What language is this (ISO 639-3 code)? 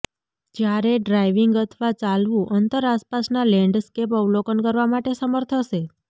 guj